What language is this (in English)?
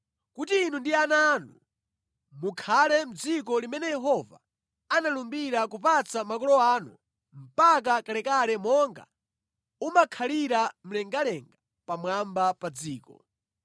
Nyanja